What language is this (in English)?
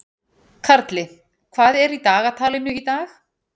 Icelandic